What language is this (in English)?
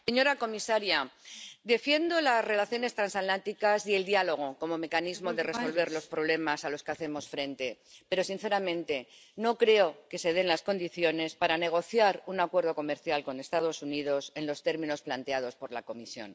Spanish